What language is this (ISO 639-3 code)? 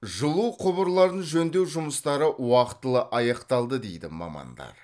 kaz